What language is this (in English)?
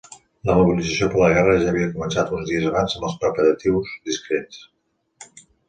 Catalan